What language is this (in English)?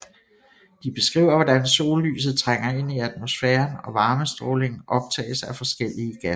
Danish